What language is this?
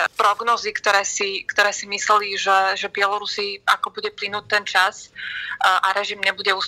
Slovak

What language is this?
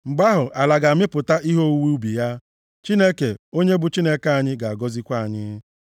Igbo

